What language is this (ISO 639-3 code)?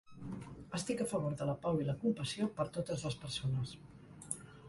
cat